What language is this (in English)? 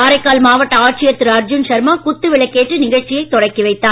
Tamil